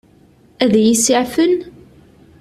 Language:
Kabyle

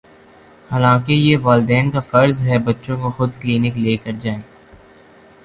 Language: Urdu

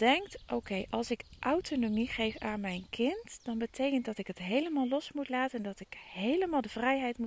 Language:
Dutch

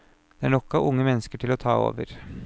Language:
Norwegian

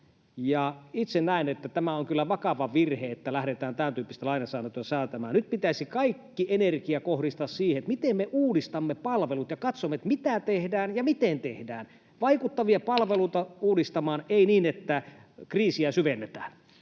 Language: Finnish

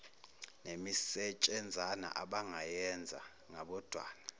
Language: Zulu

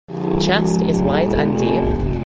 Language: English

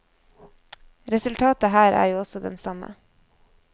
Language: Norwegian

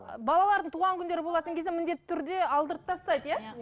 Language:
Kazakh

